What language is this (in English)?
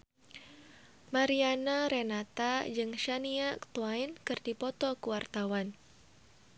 Sundanese